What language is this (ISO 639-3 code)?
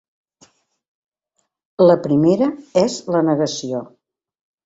cat